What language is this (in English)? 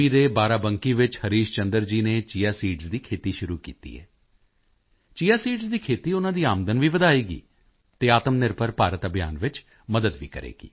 Punjabi